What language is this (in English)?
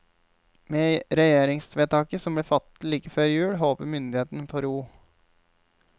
Norwegian